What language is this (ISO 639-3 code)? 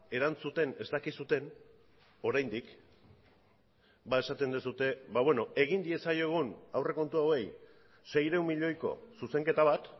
eus